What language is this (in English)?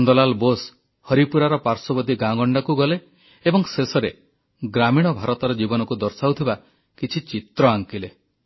Odia